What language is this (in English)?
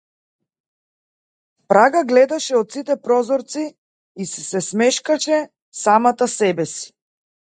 Macedonian